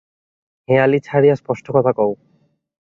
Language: Bangla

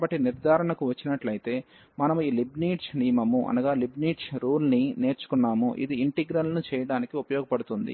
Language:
Telugu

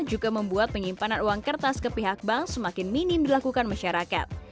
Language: Indonesian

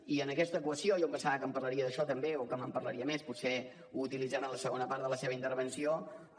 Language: Catalan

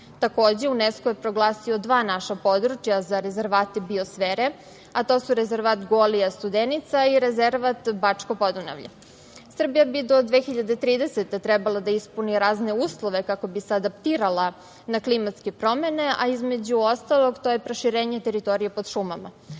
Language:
Serbian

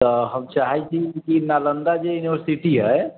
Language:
Maithili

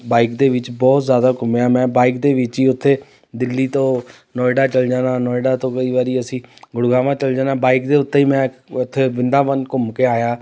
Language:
Punjabi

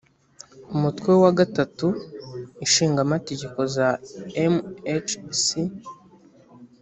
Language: Kinyarwanda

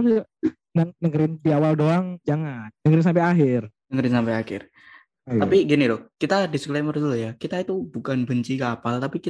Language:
Indonesian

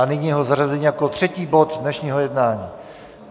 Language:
Czech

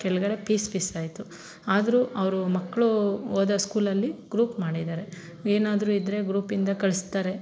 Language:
Kannada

